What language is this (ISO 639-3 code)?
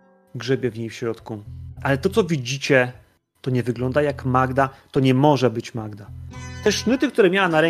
pol